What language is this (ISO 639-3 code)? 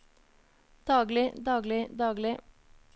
nor